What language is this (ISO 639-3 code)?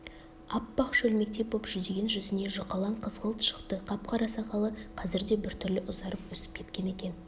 kaz